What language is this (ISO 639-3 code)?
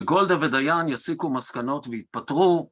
heb